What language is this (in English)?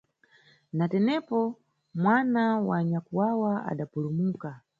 Nyungwe